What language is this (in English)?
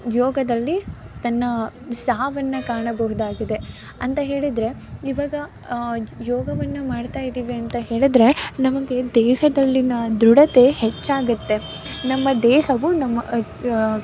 Kannada